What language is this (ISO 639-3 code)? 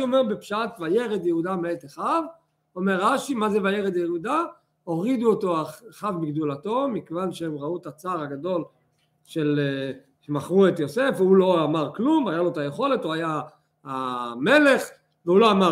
heb